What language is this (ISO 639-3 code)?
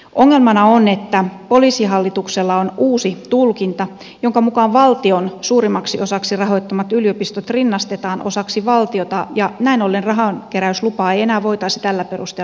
fin